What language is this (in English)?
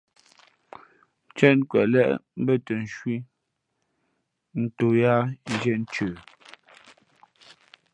Fe'fe'